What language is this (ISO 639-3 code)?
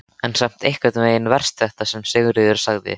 isl